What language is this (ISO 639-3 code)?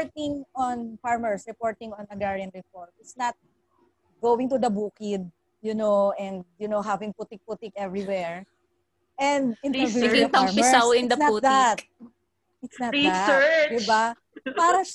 fil